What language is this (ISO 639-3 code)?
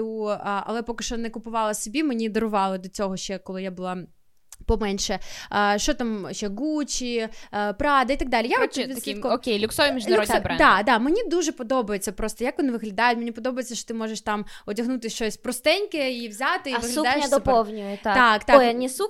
ukr